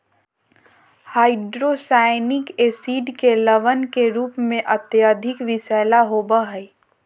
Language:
Magahi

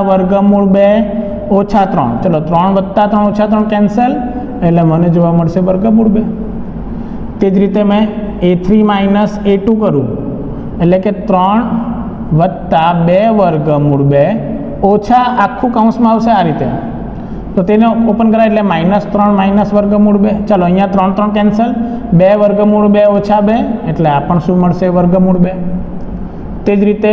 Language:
Hindi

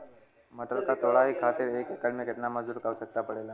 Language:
Bhojpuri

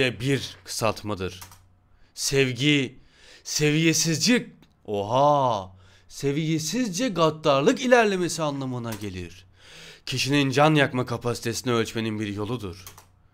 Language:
Turkish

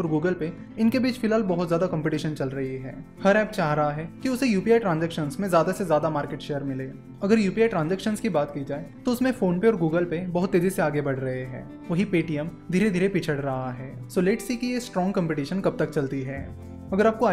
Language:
Hindi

